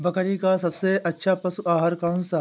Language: Hindi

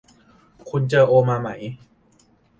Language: Thai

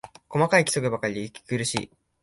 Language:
Japanese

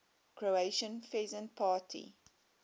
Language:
English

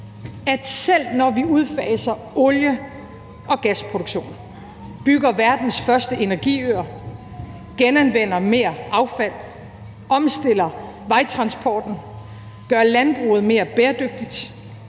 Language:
Danish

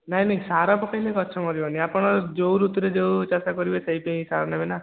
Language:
Odia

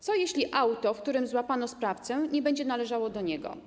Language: Polish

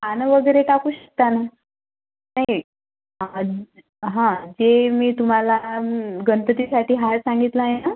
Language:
Marathi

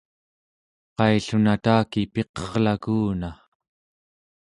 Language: Central Yupik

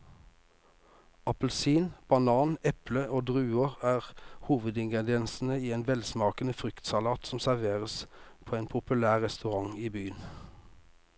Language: Norwegian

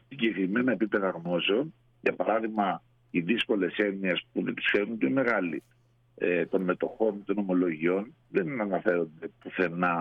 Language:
Greek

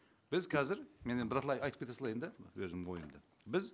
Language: Kazakh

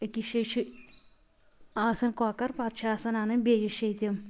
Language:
Kashmiri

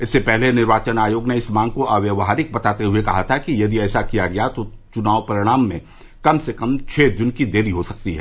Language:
Hindi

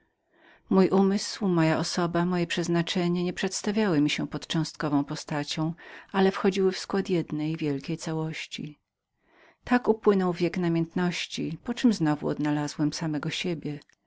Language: Polish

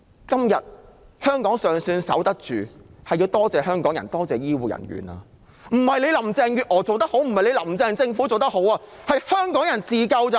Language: Cantonese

